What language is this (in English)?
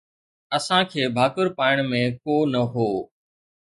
Sindhi